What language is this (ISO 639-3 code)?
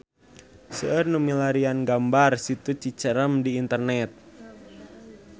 sun